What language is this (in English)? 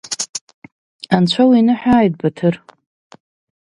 Abkhazian